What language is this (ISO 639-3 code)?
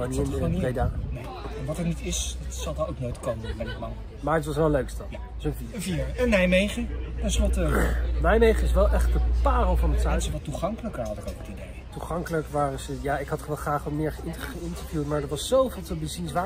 nld